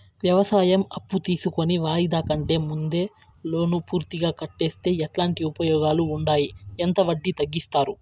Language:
Telugu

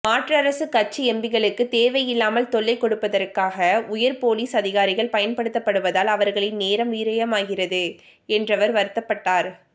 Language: Tamil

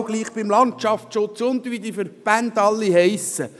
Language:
Swiss German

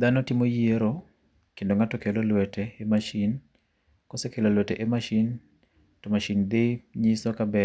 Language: Luo (Kenya and Tanzania)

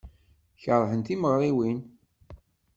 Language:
Kabyle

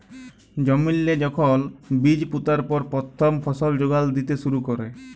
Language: Bangla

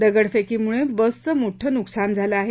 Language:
Marathi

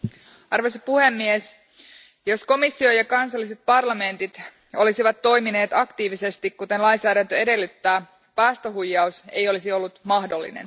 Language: Finnish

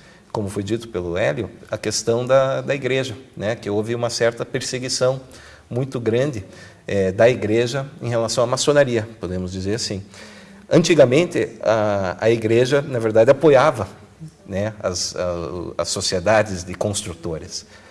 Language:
Portuguese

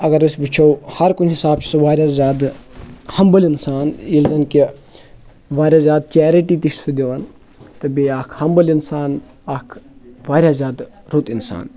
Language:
Kashmiri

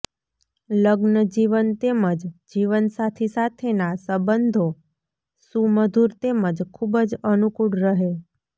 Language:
Gujarati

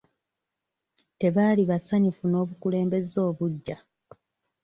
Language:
Ganda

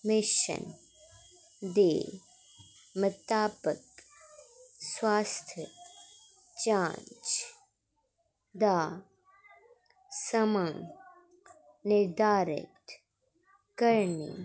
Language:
Dogri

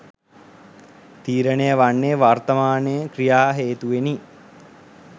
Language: Sinhala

